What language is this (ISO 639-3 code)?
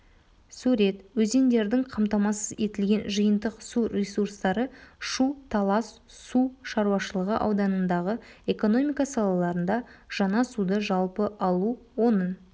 kaz